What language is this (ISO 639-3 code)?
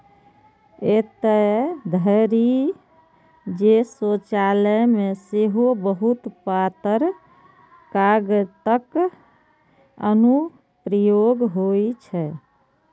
mai